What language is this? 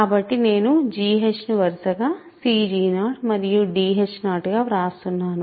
Telugu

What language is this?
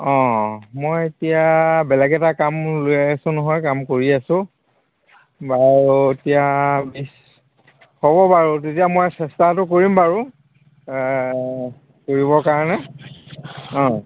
Assamese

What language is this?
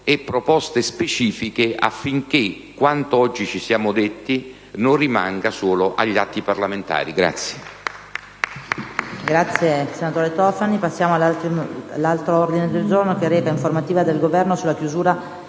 Italian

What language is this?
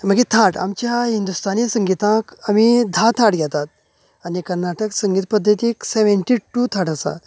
Konkani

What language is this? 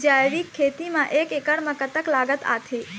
Chhattisgarhi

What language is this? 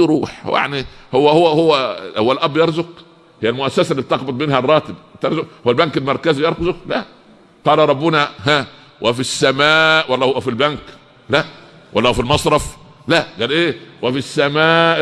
Arabic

